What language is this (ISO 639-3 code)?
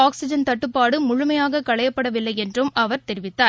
tam